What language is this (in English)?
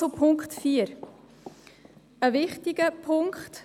Swiss German